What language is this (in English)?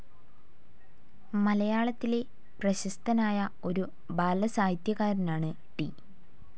Malayalam